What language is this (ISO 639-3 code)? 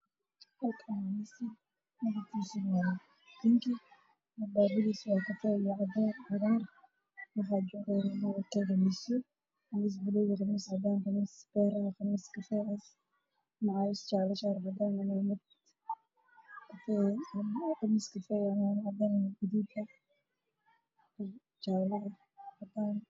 som